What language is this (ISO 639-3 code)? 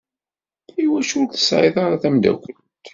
kab